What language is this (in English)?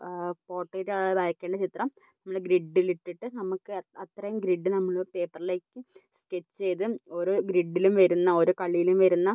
Malayalam